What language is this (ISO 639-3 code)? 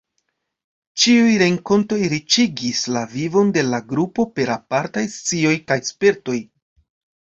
epo